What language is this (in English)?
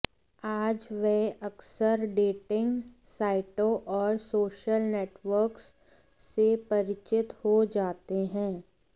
Hindi